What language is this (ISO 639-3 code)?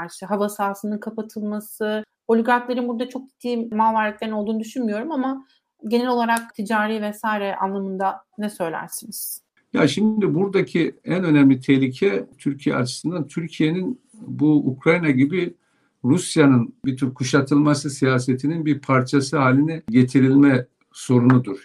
tur